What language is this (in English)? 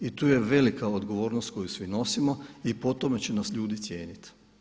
Croatian